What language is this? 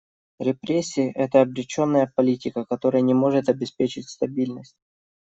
Russian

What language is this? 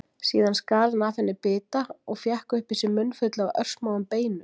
Icelandic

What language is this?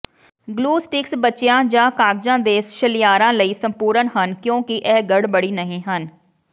Punjabi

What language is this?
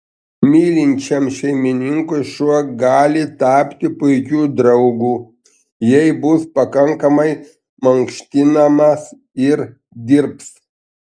Lithuanian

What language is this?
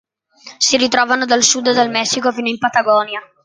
Italian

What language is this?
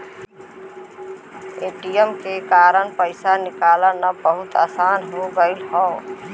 Bhojpuri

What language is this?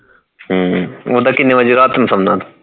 Punjabi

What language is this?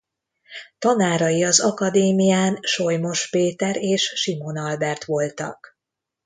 Hungarian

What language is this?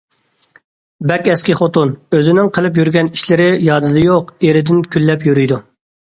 Uyghur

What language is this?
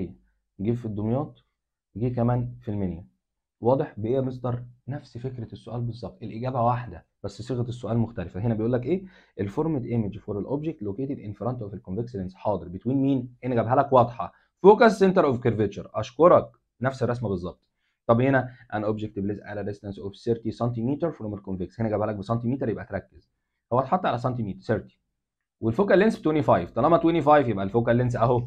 Arabic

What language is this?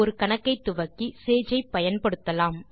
Tamil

